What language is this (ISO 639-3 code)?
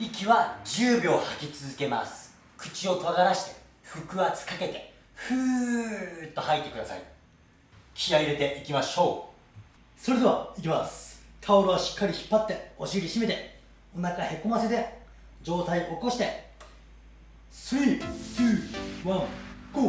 jpn